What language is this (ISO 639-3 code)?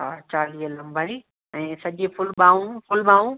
snd